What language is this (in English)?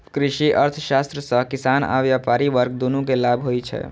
Maithili